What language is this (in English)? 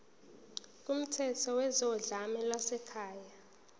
Zulu